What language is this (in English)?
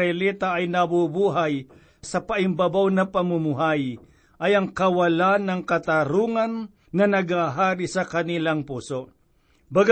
Filipino